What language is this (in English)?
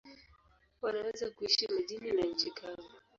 Swahili